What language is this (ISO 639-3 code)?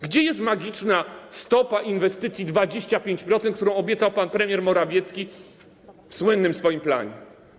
pol